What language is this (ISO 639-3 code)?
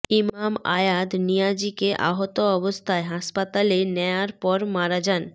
ben